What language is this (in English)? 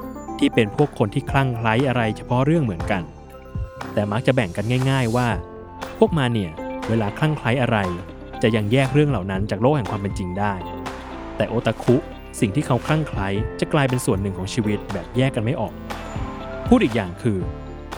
Thai